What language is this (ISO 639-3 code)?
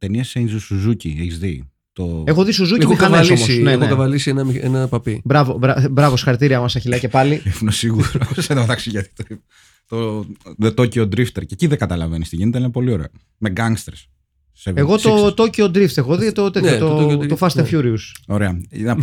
ell